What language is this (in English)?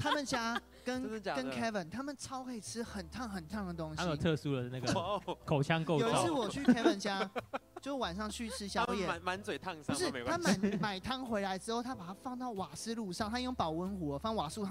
Chinese